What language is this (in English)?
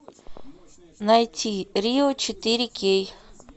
Russian